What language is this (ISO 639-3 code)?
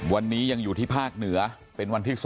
tha